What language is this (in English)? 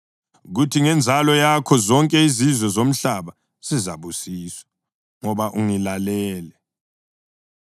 North Ndebele